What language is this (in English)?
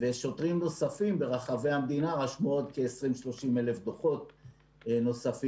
Hebrew